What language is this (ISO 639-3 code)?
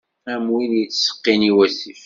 kab